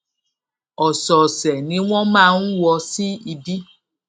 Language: Yoruba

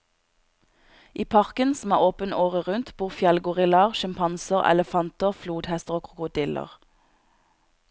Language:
Norwegian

